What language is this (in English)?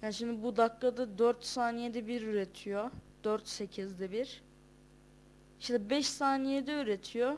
Turkish